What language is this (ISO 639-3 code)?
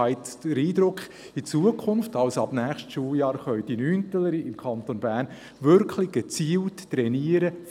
gsw